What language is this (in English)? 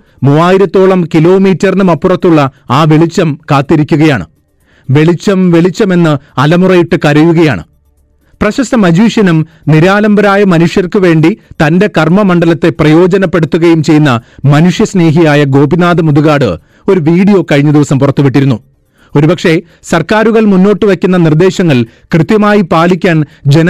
Malayalam